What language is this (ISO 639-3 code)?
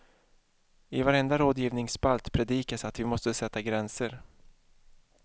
swe